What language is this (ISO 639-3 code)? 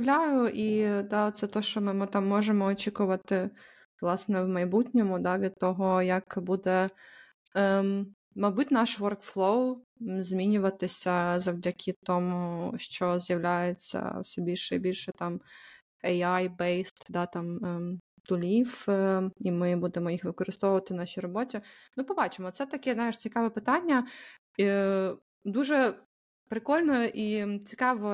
ukr